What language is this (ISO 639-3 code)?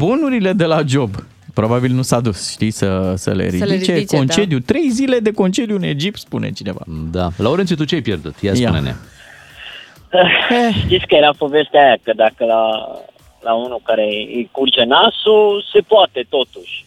ron